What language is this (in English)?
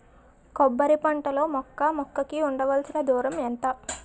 Telugu